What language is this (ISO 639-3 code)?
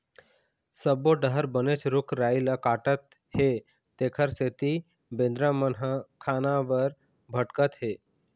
hne